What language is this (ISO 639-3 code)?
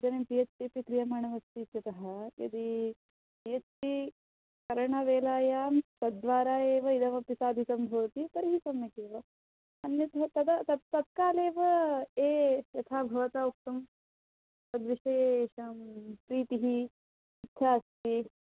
san